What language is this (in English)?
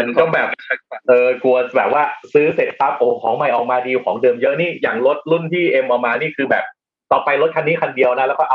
Thai